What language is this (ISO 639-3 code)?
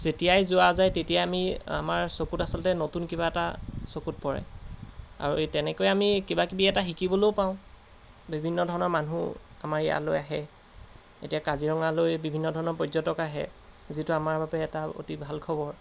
asm